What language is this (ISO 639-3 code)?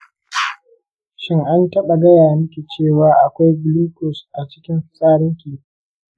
hau